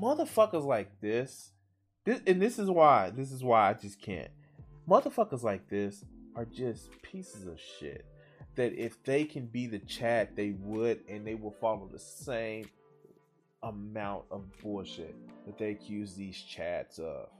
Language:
English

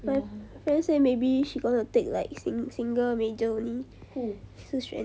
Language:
English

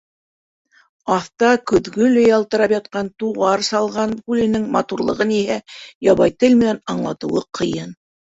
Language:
Bashkir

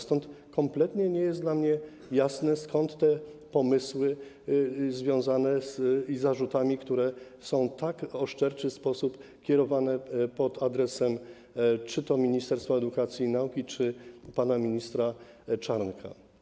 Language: Polish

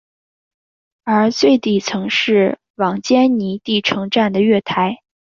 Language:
Chinese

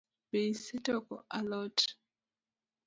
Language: Luo (Kenya and Tanzania)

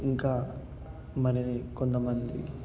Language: Telugu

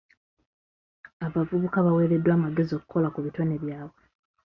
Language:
Ganda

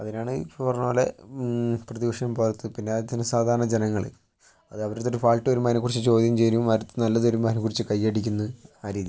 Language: Malayalam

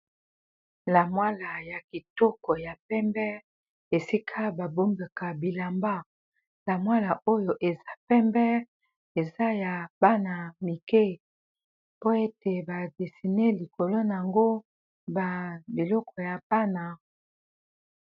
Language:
Lingala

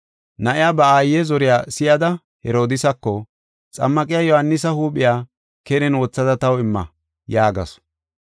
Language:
Gofa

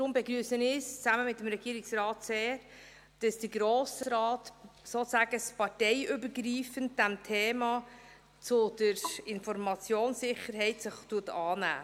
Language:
Swiss German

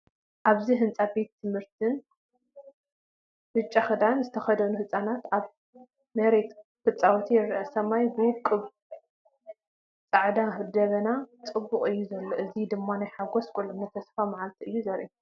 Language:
Tigrinya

